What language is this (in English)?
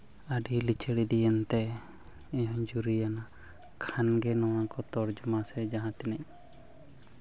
Santali